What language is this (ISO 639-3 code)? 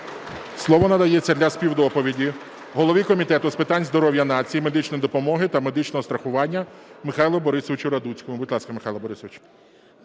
ukr